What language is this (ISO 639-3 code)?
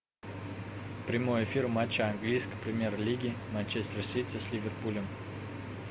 rus